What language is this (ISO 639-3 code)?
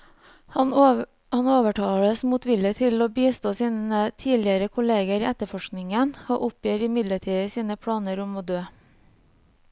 nor